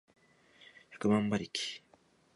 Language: Japanese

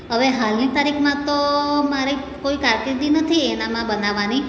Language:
Gujarati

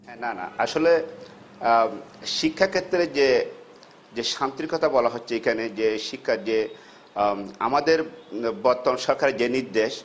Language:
Bangla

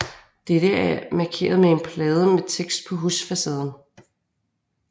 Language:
Danish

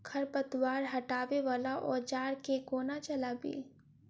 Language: Maithili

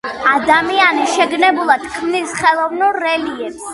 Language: Georgian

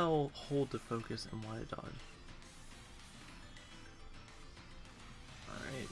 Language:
English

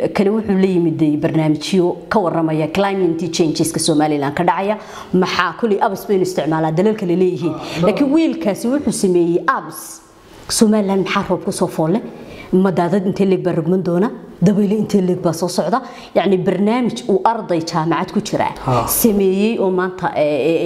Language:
Arabic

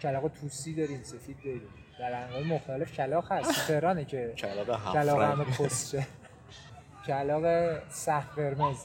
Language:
Persian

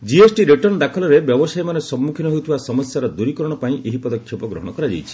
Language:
Odia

